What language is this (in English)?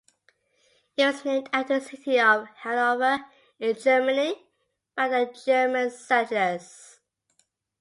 English